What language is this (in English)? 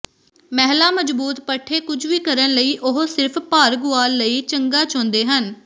Punjabi